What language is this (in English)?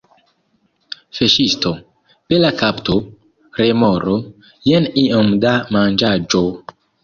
Esperanto